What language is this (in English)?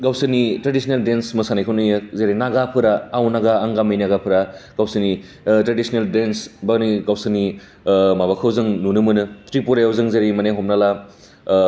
Bodo